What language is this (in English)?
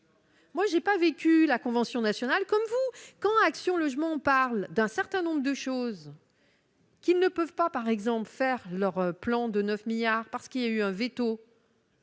French